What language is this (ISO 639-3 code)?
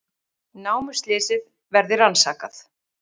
isl